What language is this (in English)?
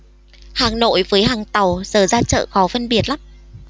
Vietnamese